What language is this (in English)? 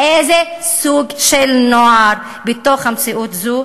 Hebrew